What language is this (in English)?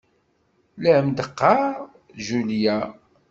Kabyle